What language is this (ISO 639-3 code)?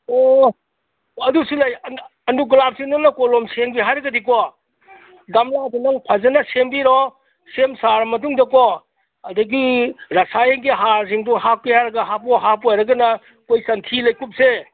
mni